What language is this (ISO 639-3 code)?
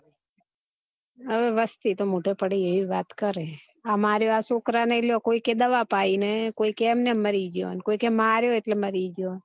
guj